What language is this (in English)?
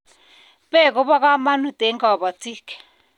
Kalenjin